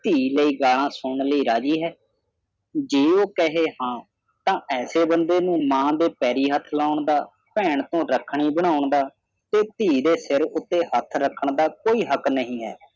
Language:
Punjabi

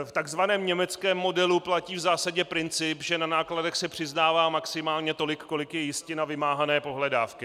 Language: Czech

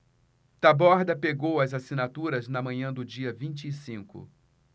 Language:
Portuguese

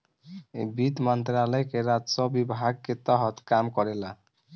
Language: Bhojpuri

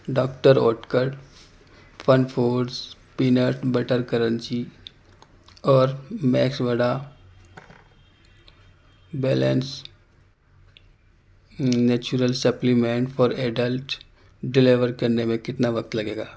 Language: Urdu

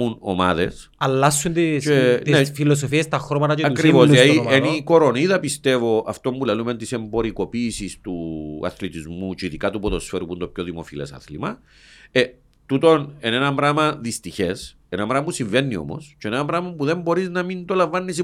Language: Greek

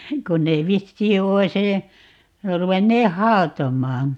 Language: Finnish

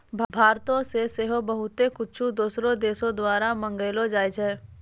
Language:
Maithili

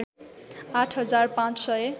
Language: Nepali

